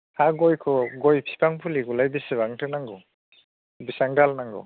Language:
Bodo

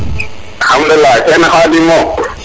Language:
Serer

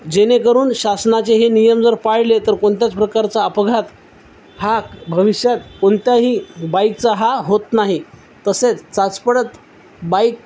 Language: Marathi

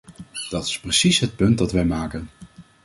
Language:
Dutch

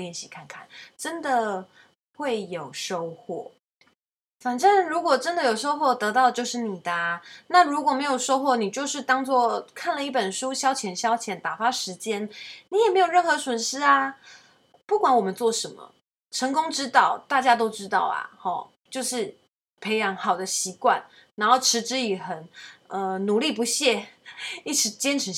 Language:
Chinese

